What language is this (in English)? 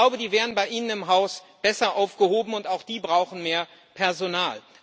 German